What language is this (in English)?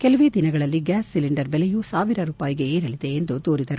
Kannada